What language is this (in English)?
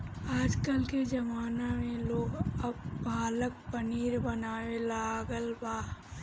Bhojpuri